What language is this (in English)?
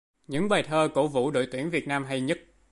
Vietnamese